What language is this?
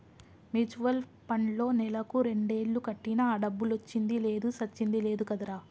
Telugu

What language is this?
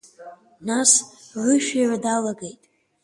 Abkhazian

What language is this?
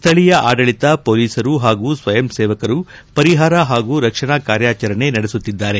Kannada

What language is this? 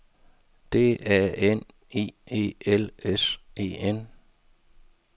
Danish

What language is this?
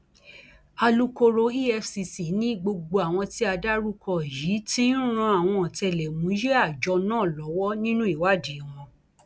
Yoruba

